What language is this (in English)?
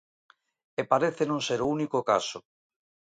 Galician